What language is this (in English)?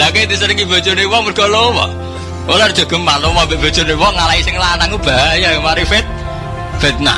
Indonesian